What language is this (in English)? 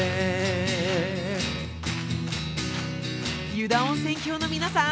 Japanese